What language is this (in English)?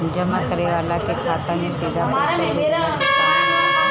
Bhojpuri